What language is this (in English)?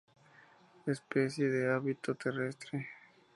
Spanish